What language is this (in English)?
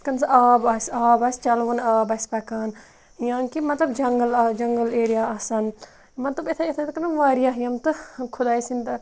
Kashmiri